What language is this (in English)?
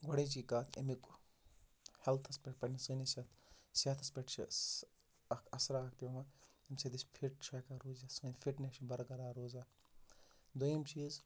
Kashmiri